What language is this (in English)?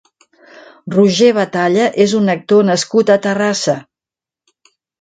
Catalan